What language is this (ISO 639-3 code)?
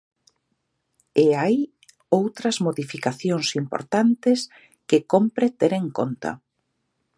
glg